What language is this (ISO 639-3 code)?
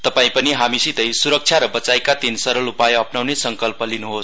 nep